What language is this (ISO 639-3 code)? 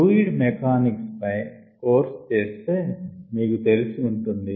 tel